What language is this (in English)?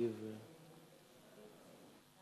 Hebrew